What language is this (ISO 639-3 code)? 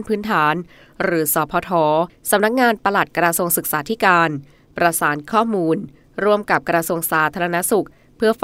tha